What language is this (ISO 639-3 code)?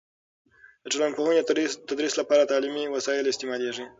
pus